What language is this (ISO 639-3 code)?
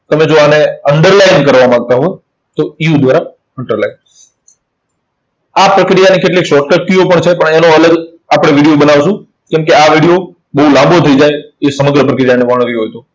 guj